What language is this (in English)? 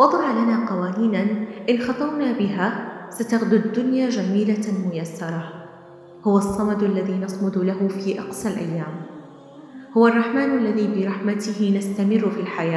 Arabic